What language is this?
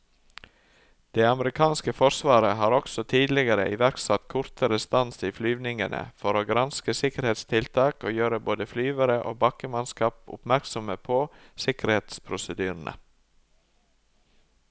Norwegian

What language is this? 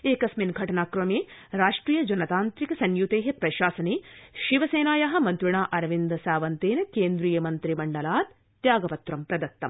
Sanskrit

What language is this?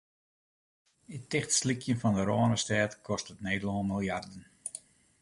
Western Frisian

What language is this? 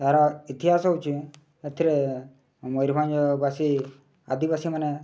Odia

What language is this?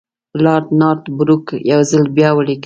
Pashto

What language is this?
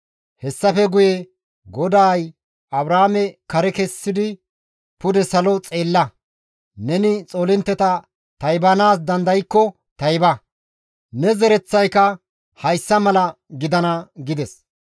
Gamo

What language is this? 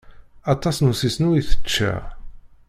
Kabyle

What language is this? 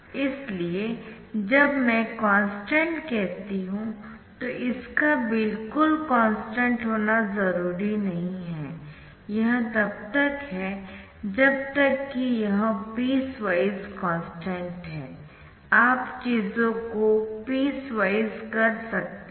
Hindi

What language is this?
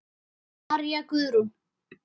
Icelandic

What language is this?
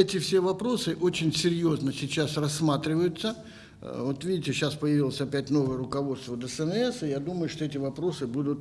Russian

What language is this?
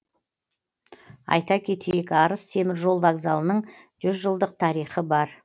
Kazakh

